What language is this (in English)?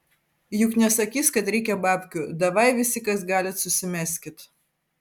Lithuanian